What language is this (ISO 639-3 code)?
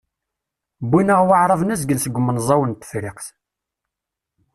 kab